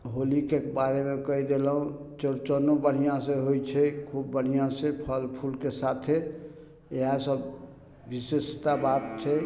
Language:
Maithili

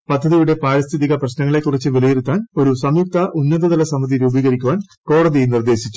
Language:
Malayalam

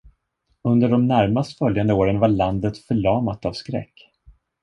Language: Swedish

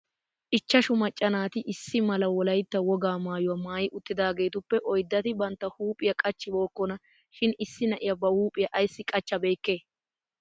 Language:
Wolaytta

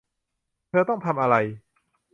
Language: Thai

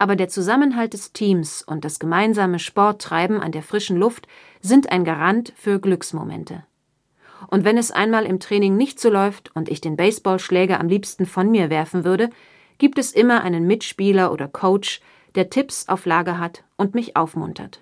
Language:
German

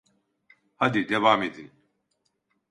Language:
Turkish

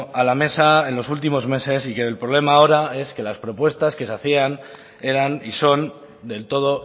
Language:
Spanish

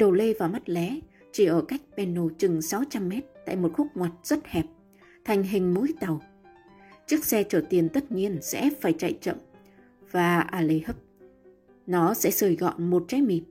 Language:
Vietnamese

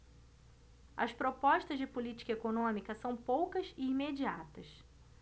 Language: Portuguese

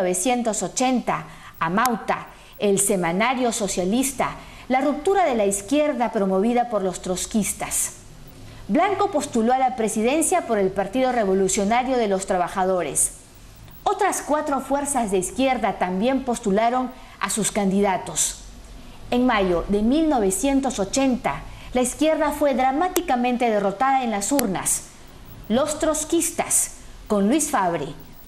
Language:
Spanish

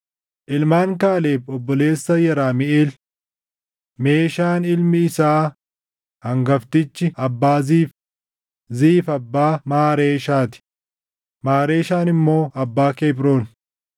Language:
Oromo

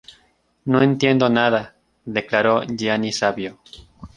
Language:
Spanish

